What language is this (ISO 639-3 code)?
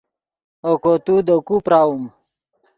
ydg